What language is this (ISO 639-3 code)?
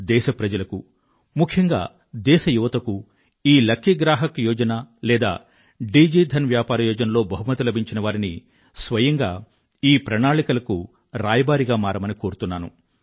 tel